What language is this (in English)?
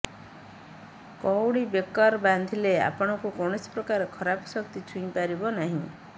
Odia